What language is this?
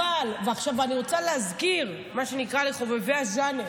Hebrew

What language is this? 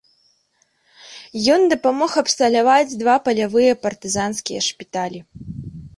Belarusian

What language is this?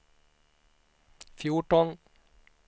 Swedish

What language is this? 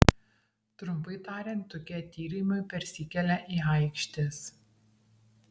Lithuanian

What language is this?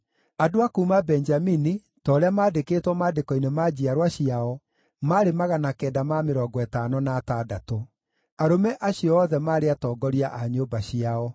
Kikuyu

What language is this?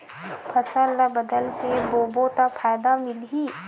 Chhattisgarhi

